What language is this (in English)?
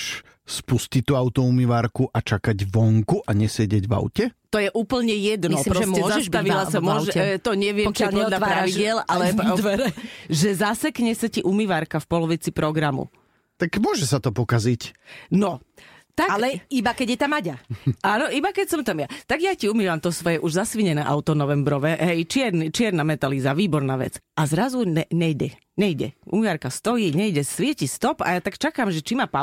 Slovak